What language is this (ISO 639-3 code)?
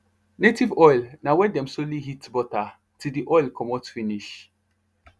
pcm